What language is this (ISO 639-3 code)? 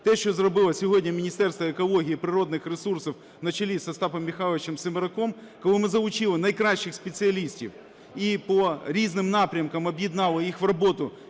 ukr